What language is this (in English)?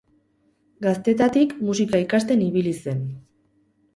Basque